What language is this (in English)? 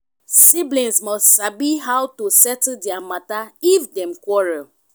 Nigerian Pidgin